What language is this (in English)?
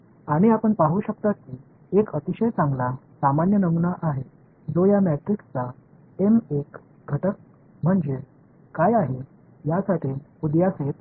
Marathi